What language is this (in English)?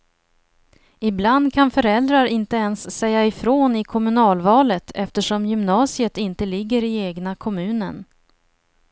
Swedish